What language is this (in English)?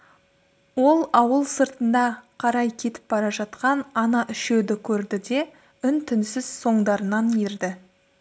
Kazakh